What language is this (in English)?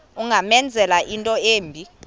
Xhosa